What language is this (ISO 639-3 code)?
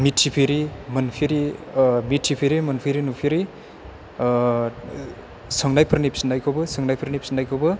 brx